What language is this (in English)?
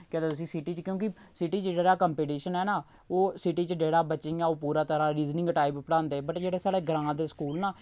Dogri